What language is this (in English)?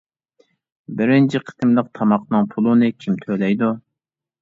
Uyghur